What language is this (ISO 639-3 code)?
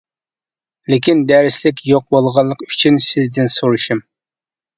uig